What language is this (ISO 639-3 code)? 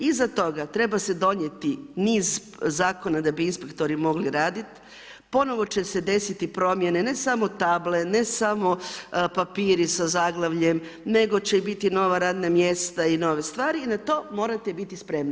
hrv